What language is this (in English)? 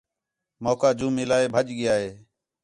Khetrani